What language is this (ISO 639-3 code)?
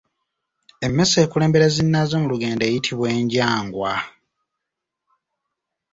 lug